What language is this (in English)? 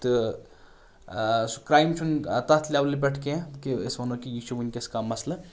Kashmiri